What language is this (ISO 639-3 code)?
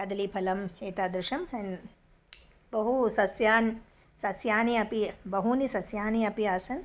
san